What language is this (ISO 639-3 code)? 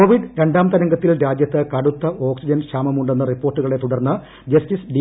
mal